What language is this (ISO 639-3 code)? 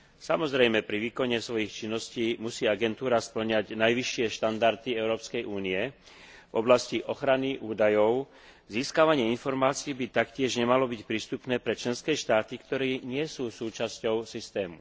slk